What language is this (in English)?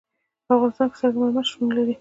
Pashto